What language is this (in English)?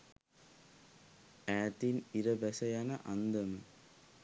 Sinhala